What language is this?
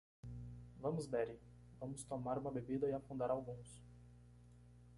Portuguese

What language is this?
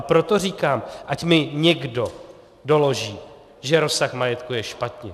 Czech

